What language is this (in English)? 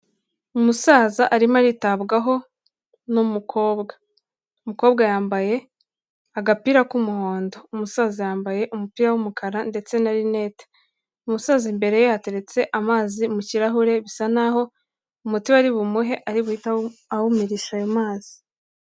Kinyarwanda